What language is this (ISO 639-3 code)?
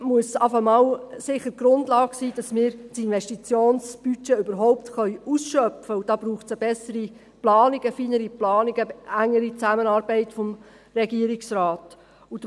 gsw